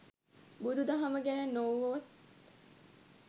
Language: Sinhala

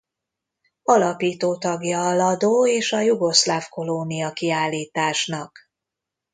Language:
Hungarian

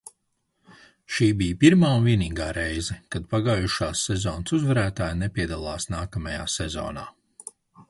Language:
Latvian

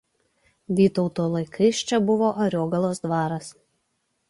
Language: Lithuanian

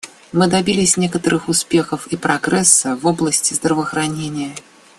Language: Russian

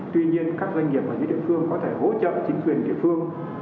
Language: Vietnamese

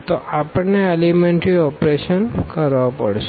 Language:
Gujarati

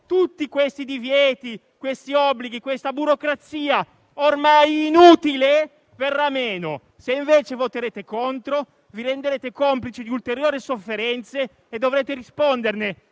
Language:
Italian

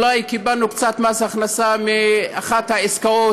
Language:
Hebrew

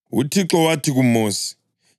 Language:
North Ndebele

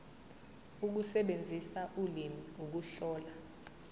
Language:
Zulu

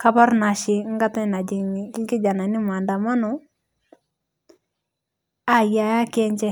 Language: Masai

